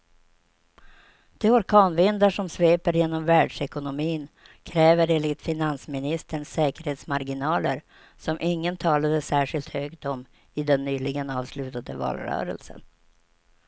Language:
Swedish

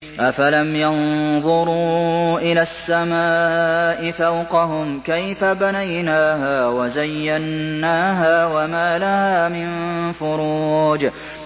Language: Arabic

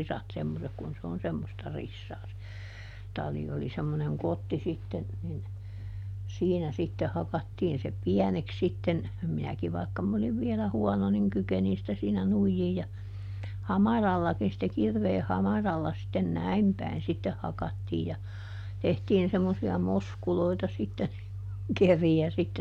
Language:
Finnish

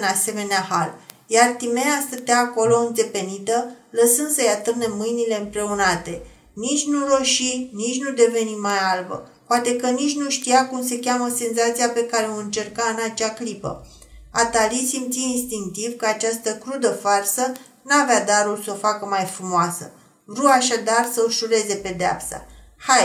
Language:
Romanian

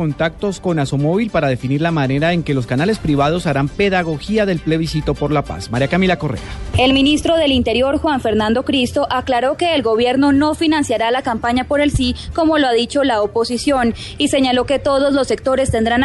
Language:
Spanish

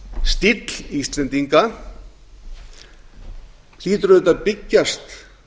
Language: Icelandic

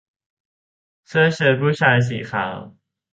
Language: Thai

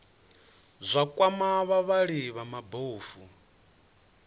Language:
Venda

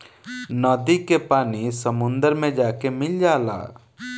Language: Bhojpuri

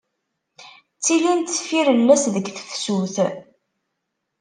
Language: Kabyle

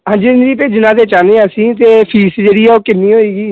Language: Punjabi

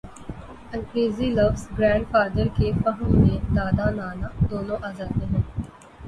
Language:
Urdu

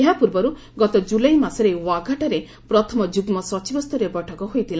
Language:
Odia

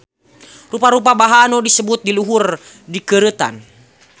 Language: Sundanese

